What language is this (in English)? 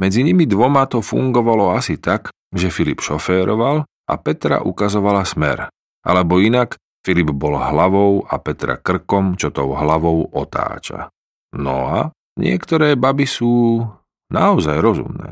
Slovak